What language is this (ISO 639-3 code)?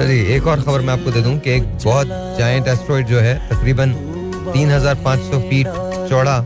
hin